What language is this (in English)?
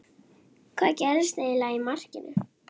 Icelandic